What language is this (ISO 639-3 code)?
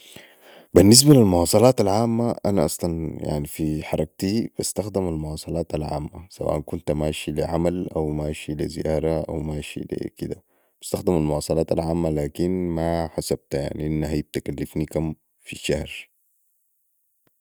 apd